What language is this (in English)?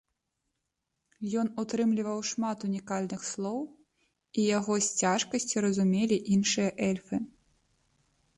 Belarusian